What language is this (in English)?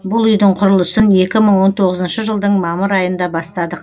Kazakh